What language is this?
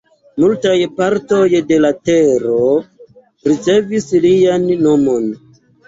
Esperanto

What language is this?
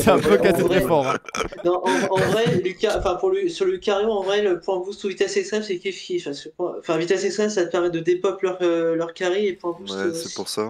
French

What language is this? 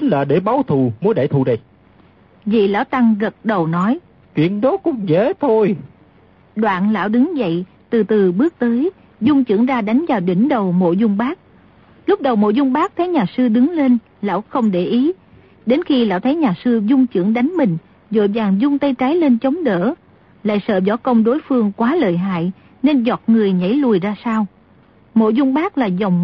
Vietnamese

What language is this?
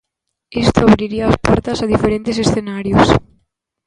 Galician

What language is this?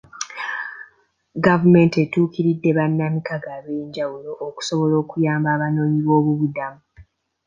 Ganda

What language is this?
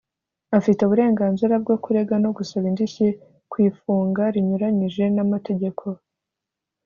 Kinyarwanda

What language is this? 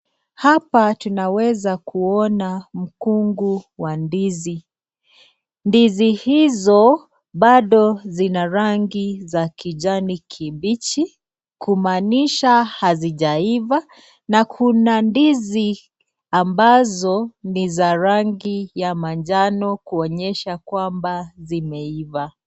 Swahili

